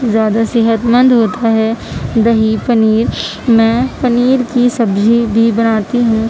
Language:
Urdu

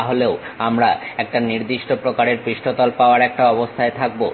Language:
Bangla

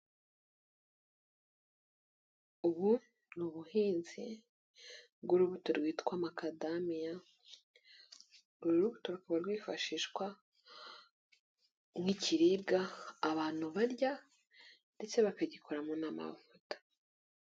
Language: Kinyarwanda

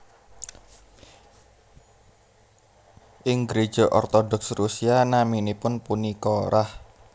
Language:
Javanese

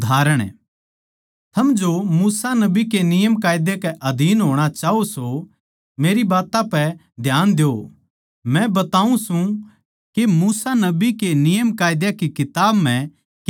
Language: Haryanvi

